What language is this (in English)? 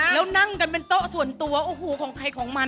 Thai